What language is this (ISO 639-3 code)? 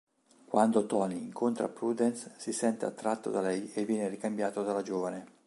ita